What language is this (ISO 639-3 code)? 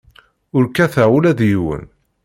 kab